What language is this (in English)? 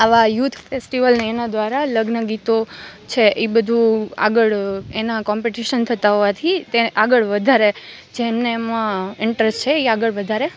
Gujarati